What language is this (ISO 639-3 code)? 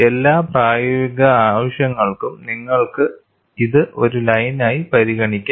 mal